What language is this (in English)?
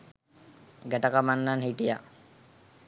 Sinhala